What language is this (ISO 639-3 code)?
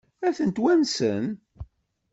kab